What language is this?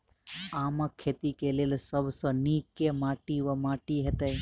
Maithili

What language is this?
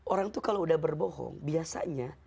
Indonesian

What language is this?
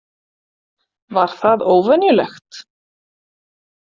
Icelandic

